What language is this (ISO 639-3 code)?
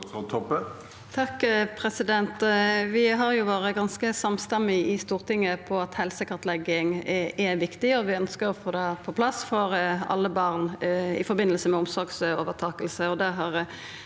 nor